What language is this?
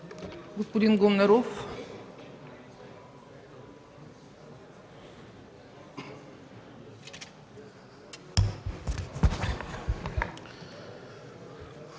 Bulgarian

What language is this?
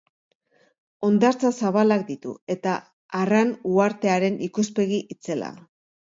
Basque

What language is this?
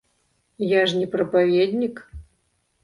Belarusian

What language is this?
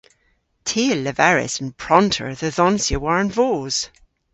Cornish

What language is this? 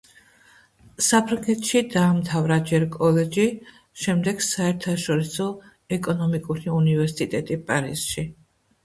Georgian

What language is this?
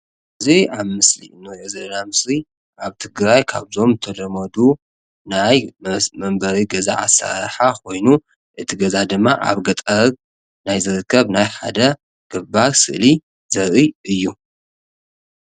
Tigrinya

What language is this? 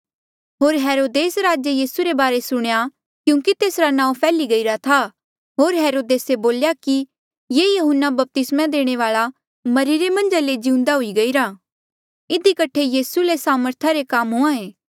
Mandeali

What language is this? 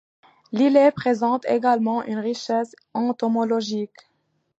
French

